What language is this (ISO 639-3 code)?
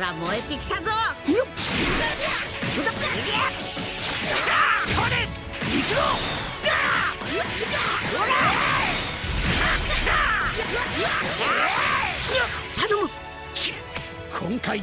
jpn